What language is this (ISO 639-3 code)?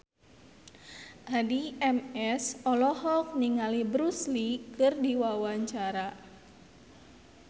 sun